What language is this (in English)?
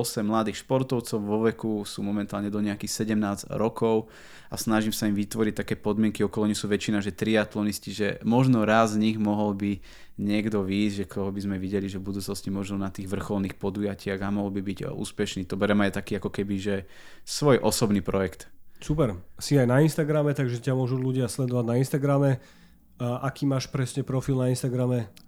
Slovak